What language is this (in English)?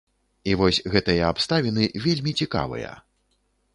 Belarusian